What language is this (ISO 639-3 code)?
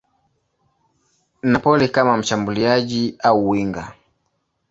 swa